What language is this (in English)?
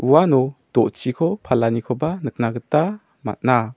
Garo